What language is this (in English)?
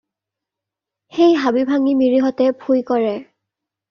Assamese